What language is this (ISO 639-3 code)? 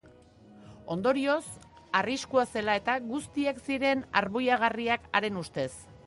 eus